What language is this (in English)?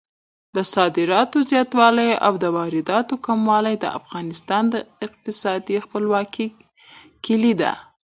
Pashto